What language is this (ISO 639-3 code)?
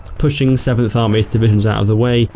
eng